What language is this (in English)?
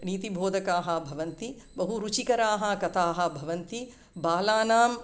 Sanskrit